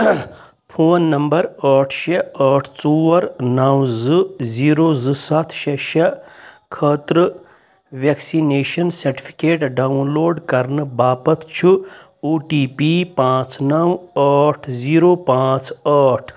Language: Kashmiri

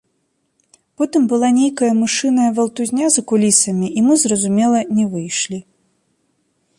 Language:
Belarusian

